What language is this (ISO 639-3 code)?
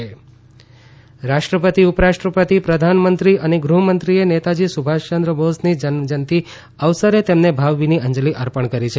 guj